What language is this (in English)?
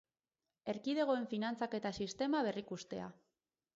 Basque